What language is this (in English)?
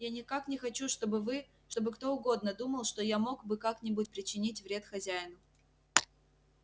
Russian